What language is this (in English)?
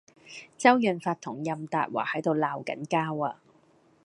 Cantonese